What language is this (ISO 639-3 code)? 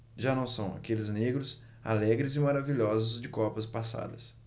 por